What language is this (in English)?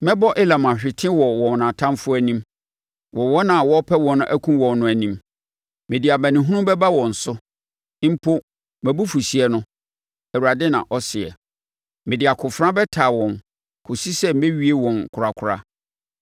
Akan